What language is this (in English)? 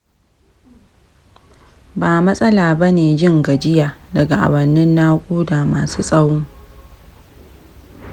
Hausa